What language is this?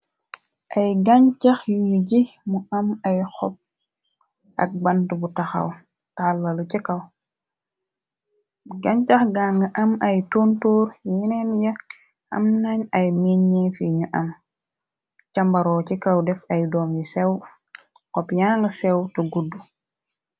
Wolof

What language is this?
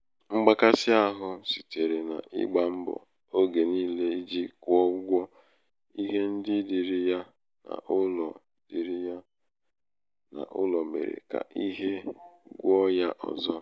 Igbo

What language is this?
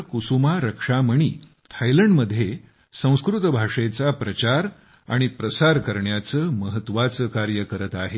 Marathi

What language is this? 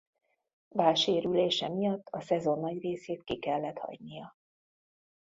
Hungarian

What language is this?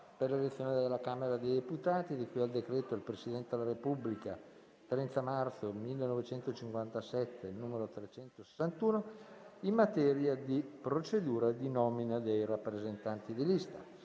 Italian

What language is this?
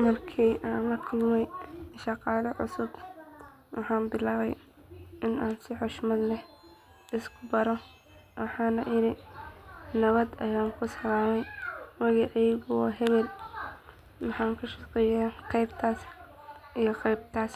Somali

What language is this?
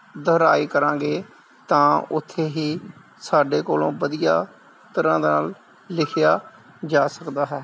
Punjabi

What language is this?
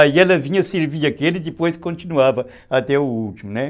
Portuguese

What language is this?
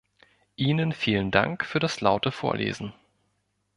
German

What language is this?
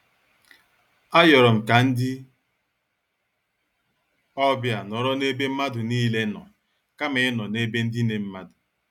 Igbo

